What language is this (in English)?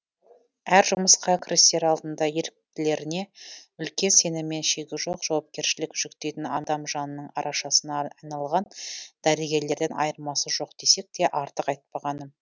Kazakh